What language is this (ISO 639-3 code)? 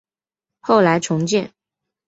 zho